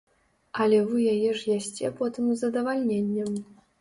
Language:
Belarusian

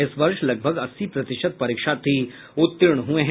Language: Hindi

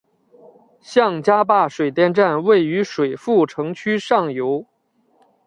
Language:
Chinese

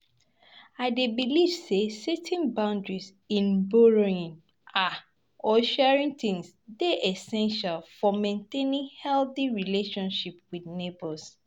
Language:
Nigerian Pidgin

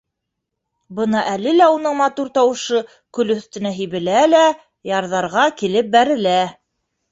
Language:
Bashkir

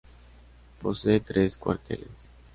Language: Spanish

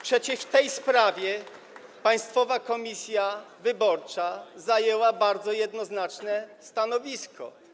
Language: Polish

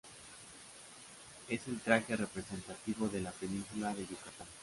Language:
Spanish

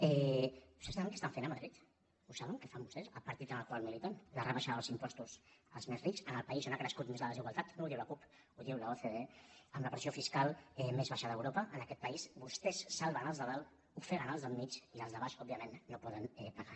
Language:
Catalan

